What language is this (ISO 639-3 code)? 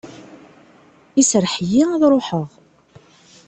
kab